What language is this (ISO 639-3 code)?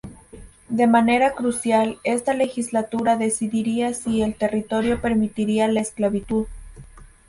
spa